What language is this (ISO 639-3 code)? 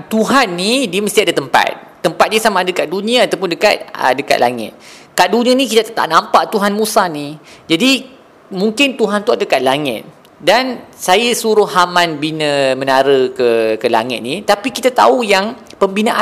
msa